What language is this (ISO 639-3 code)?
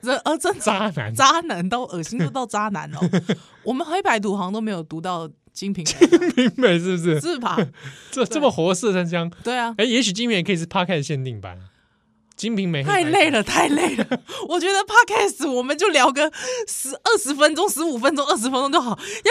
zho